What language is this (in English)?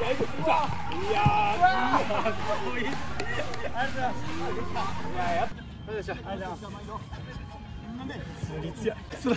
Japanese